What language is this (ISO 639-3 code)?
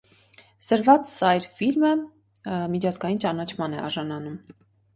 hye